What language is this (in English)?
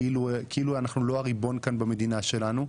Hebrew